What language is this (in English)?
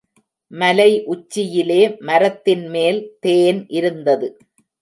Tamil